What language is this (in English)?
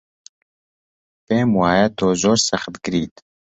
Central Kurdish